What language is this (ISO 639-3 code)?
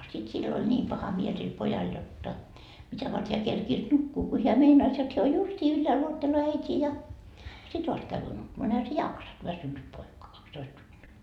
fin